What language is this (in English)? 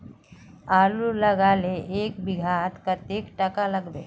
Magahi